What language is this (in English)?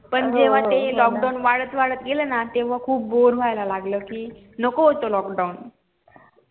Marathi